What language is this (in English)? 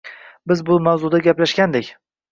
Uzbek